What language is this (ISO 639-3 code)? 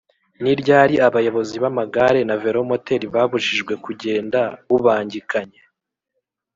kin